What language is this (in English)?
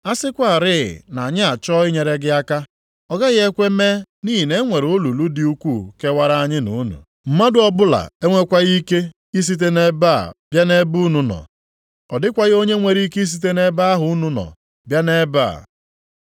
Igbo